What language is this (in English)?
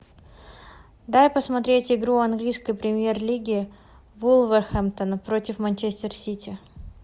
Russian